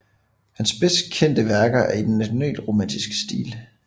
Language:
Danish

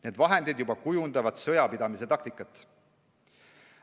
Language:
Estonian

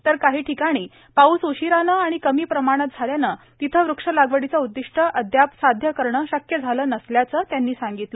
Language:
Marathi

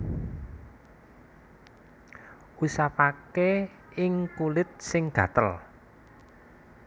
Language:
Javanese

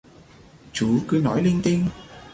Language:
Vietnamese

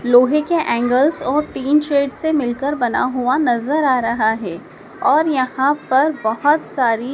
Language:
Hindi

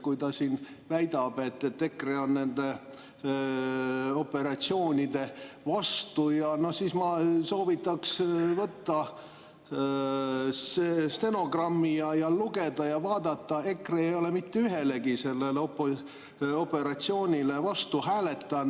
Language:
Estonian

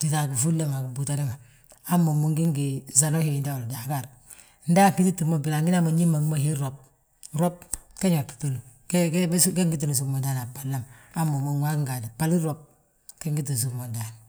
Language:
Balanta-Ganja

